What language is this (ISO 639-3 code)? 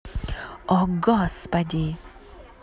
rus